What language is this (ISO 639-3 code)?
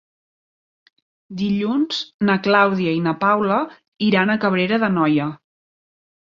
cat